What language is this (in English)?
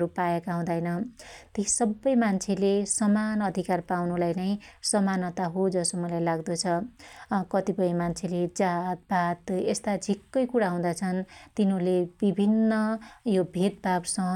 Dotyali